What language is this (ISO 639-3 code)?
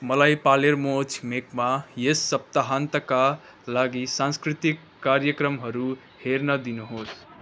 nep